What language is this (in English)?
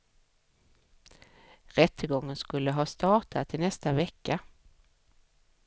Swedish